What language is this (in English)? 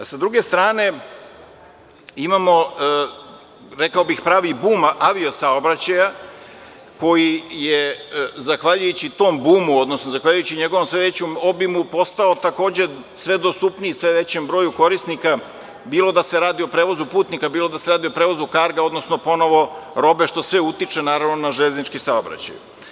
Serbian